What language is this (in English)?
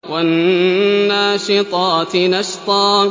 Arabic